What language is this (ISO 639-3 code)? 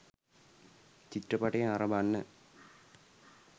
sin